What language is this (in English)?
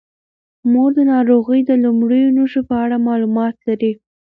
Pashto